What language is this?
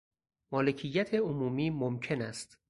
Persian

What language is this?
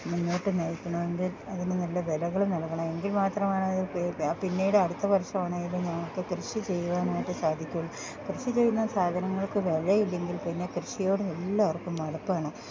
Malayalam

